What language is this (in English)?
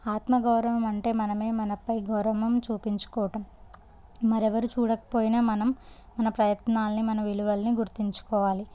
Telugu